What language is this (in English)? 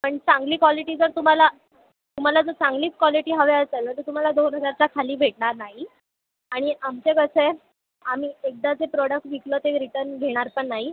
Marathi